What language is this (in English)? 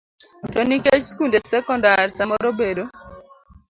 Luo (Kenya and Tanzania)